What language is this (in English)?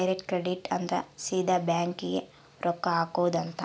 Kannada